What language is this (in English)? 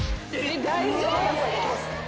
Japanese